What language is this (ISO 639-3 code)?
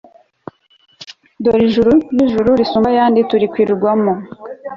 kin